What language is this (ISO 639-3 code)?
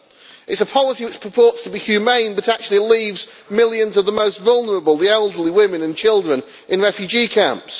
eng